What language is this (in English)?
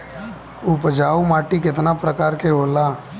Bhojpuri